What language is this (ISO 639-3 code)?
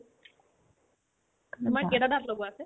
asm